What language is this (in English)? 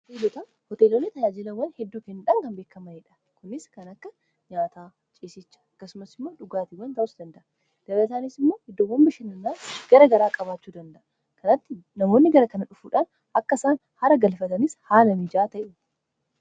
Oromo